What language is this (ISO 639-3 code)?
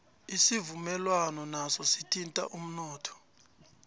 nbl